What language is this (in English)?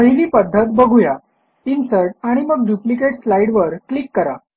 Marathi